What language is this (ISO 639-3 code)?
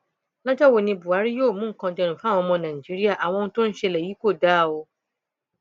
yor